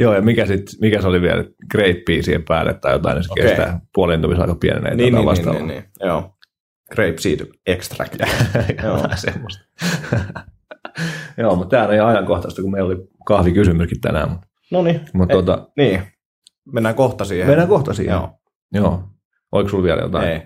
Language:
Finnish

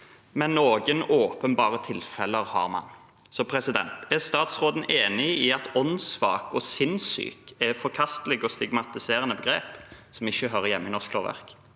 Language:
Norwegian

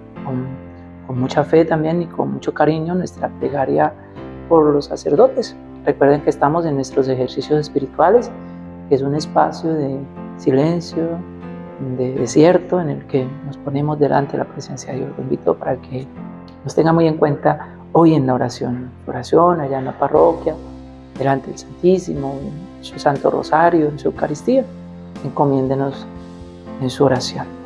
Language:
Spanish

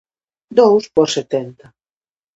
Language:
Galician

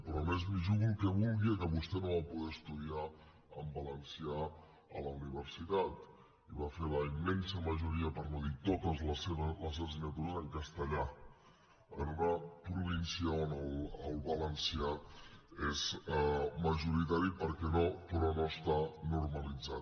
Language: Catalan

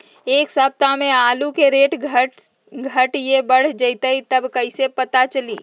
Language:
Magahi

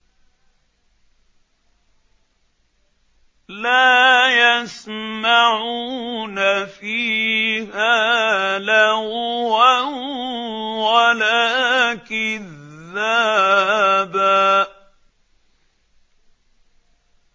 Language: Arabic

